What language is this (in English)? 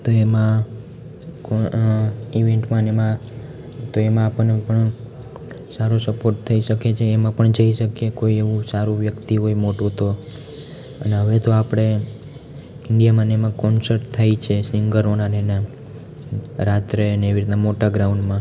Gujarati